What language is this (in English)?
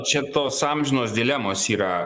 Lithuanian